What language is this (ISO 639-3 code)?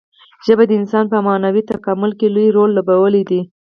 pus